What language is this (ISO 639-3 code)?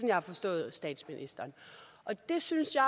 dan